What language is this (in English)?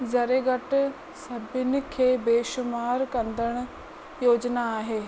Sindhi